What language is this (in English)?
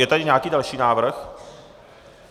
Czech